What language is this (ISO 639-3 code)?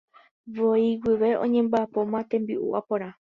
grn